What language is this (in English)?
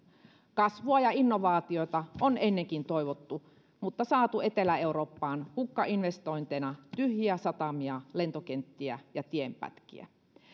Finnish